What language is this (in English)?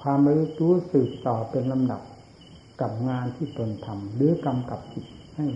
Thai